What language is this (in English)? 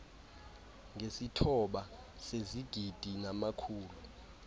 Xhosa